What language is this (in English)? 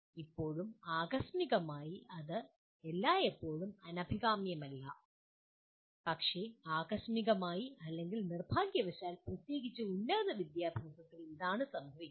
Malayalam